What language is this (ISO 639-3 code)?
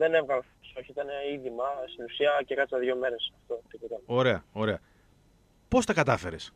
ell